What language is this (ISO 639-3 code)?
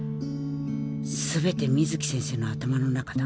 jpn